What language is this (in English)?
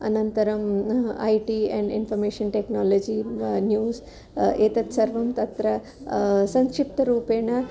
Sanskrit